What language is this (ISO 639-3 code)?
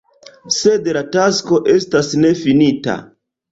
epo